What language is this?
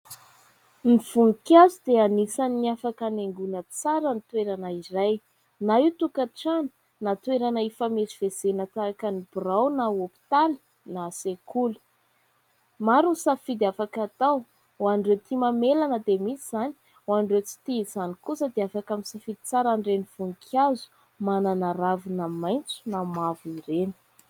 Malagasy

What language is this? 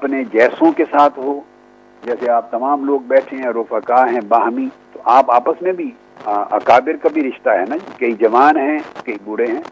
Urdu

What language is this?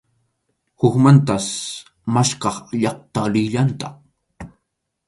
Arequipa-La Unión Quechua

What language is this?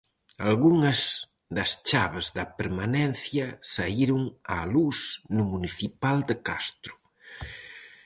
Galician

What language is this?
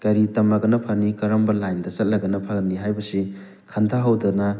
Manipuri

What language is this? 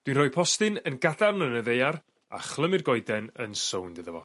Welsh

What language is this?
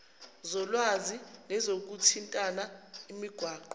Zulu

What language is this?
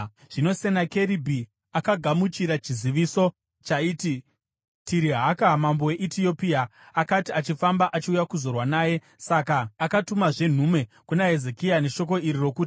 Shona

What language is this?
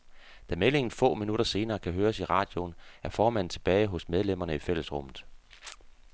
Danish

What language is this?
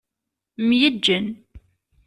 Kabyle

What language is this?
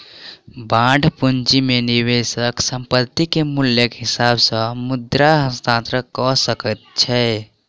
Maithili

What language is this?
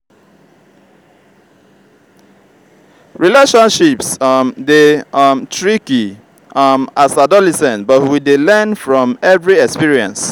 Nigerian Pidgin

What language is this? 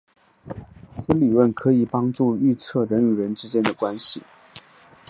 Chinese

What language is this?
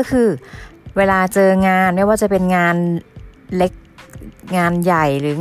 Thai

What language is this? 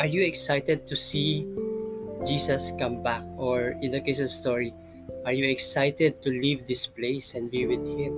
Filipino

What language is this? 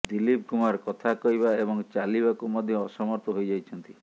Odia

